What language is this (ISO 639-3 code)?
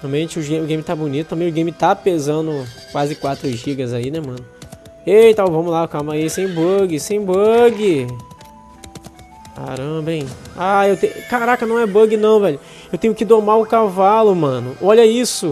por